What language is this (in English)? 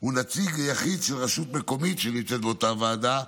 Hebrew